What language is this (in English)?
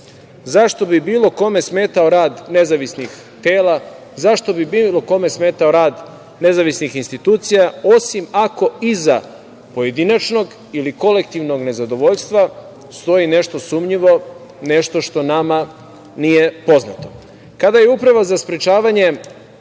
Serbian